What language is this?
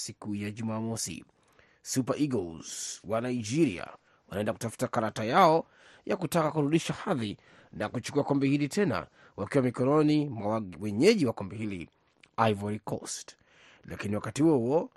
Swahili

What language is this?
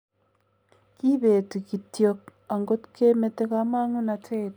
Kalenjin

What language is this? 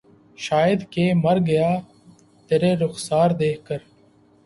Urdu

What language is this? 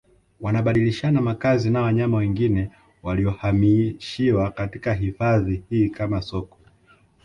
Swahili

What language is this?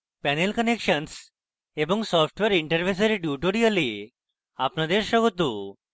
Bangla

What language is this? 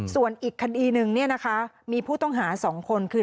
Thai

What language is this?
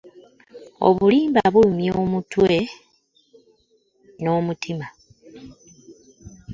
Ganda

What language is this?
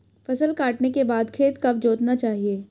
Hindi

